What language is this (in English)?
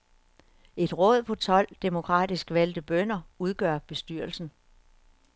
Danish